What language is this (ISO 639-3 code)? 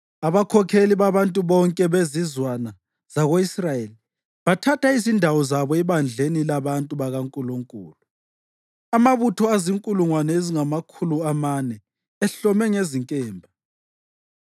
nde